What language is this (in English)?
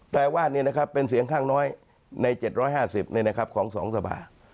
Thai